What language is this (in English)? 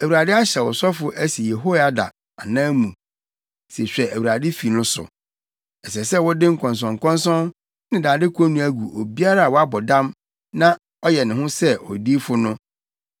Akan